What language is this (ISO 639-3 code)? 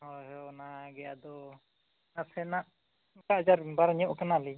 sat